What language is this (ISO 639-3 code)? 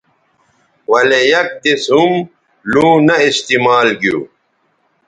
btv